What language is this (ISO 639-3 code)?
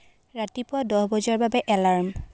asm